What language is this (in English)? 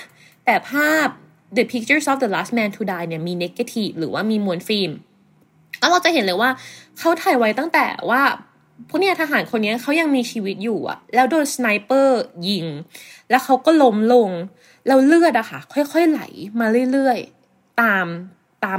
Thai